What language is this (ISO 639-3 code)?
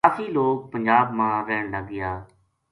gju